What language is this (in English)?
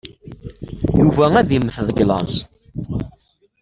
Kabyle